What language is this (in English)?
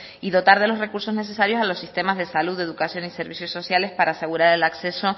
Spanish